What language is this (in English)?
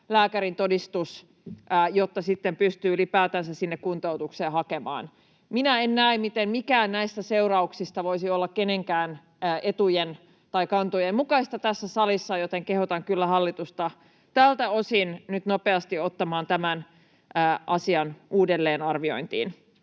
Finnish